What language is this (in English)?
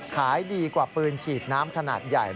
Thai